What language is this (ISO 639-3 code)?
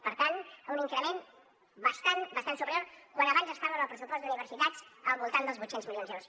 cat